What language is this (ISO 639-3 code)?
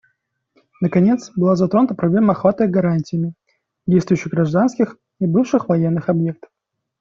rus